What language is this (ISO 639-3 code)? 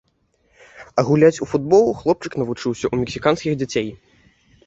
bel